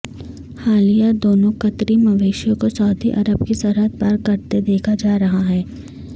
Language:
Urdu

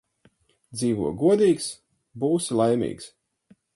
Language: Latvian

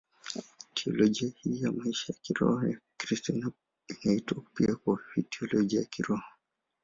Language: Swahili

